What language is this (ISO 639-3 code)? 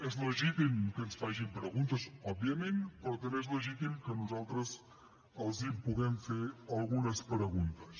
cat